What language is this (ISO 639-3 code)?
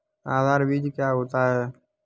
hin